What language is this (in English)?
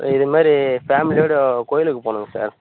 Tamil